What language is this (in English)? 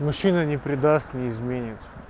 Russian